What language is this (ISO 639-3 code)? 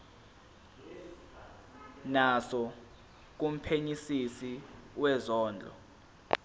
zul